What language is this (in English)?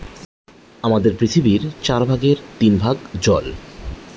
Bangla